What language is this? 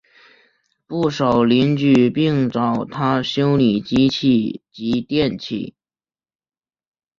Chinese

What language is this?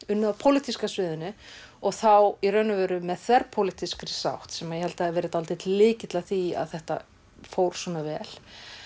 Icelandic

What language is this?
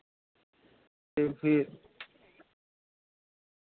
Dogri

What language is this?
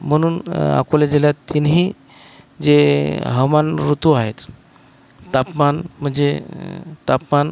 Marathi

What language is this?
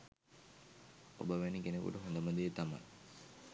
Sinhala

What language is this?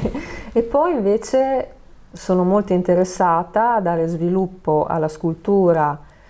Italian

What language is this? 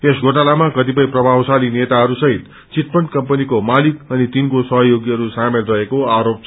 Nepali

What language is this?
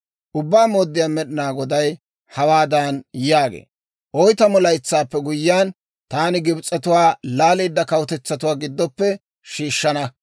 Dawro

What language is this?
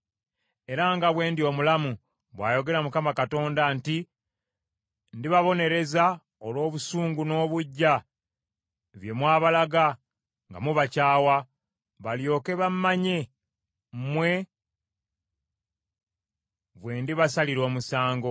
Ganda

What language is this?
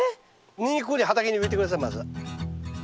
Japanese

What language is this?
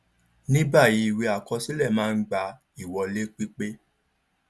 Yoruba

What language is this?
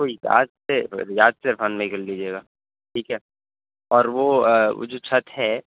Urdu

